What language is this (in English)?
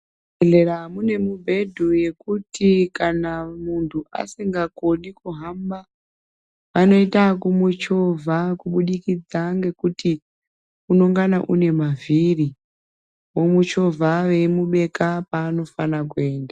Ndau